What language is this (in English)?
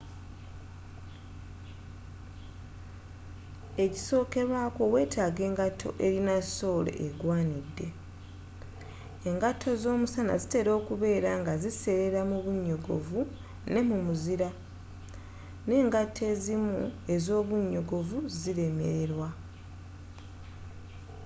Ganda